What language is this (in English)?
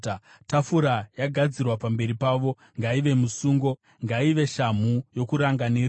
Shona